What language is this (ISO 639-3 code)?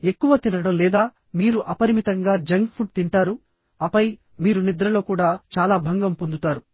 tel